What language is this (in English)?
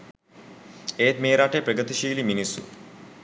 Sinhala